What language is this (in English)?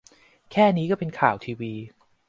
Thai